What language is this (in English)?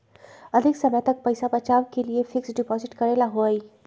Magahi